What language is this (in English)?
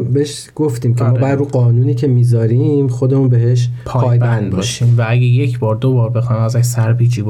Persian